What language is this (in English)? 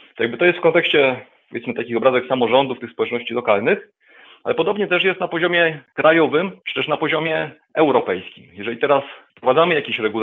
Polish